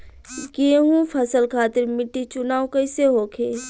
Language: Bhojpuri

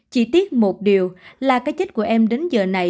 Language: Vietnamese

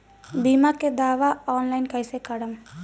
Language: Bhojpuri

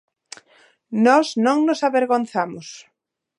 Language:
Galician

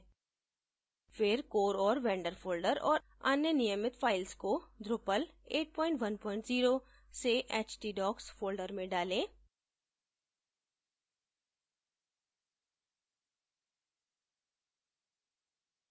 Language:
Hindi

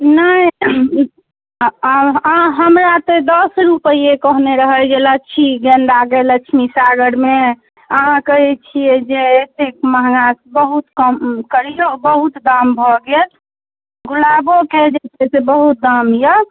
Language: Maithili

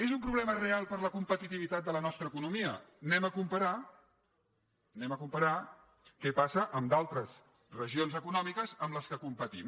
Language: Catalan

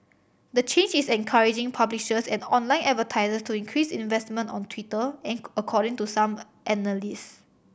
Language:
English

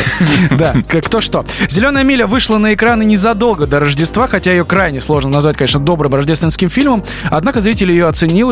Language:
Russian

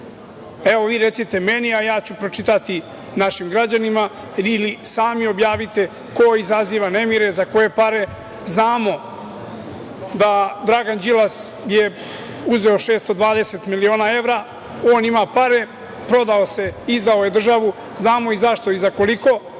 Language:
Serbian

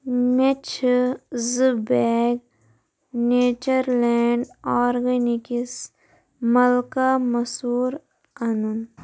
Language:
Kashmiri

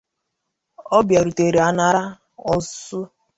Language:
Igbo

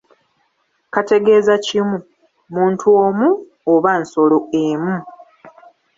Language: Ganda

